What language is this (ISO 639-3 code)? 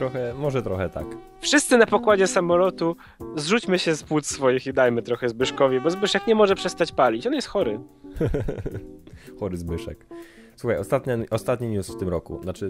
pol